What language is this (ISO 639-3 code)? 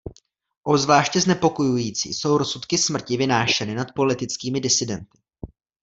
ces